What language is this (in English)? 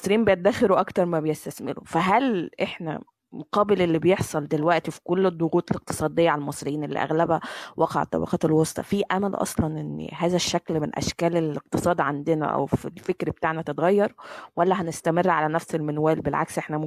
Arabic